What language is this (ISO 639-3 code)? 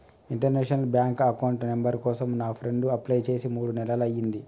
tel